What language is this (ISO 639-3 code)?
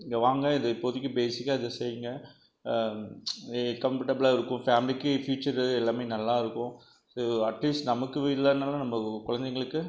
tam